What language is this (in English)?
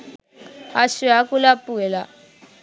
Sinhala